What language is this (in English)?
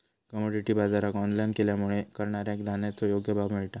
Marathi